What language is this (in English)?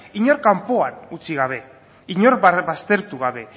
Basque